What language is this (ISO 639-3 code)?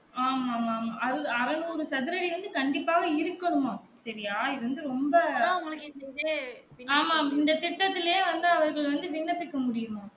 tam